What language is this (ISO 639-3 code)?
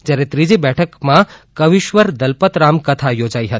guj